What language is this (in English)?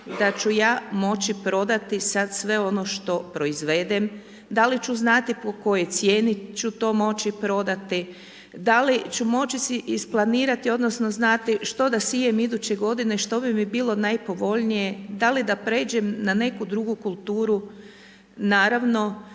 Croatian